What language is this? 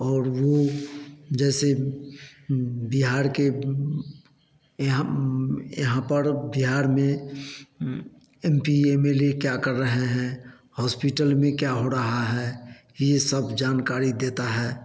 Hindi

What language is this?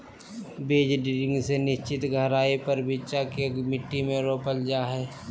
Magahi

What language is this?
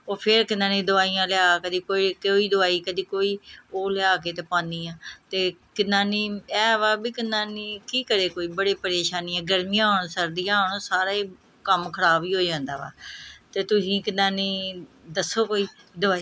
Punjabi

